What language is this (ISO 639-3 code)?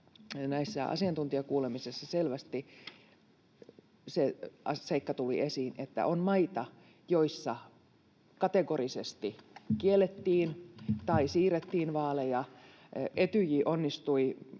fin